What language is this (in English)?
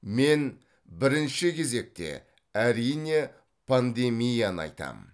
Kazakh